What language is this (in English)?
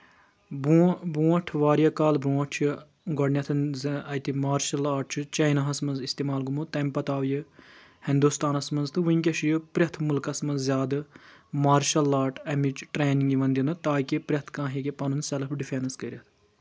Kashmiri